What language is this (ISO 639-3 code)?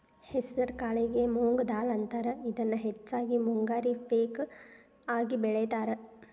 kan